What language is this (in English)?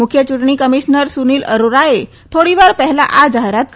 Gujarati